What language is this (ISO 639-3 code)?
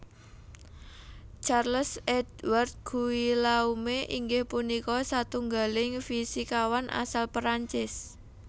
jav